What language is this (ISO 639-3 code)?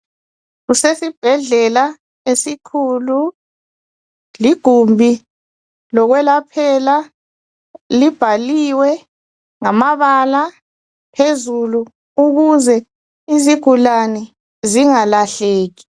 nde